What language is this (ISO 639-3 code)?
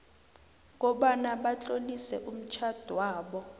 nbl